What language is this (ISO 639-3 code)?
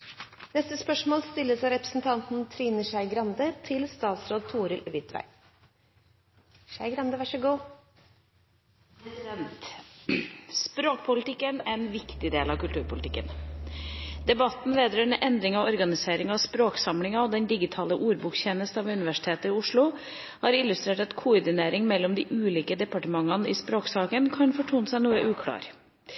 nor